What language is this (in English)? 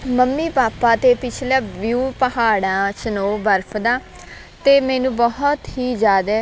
Punjabi